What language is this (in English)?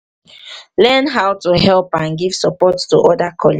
Nigerian Pidgin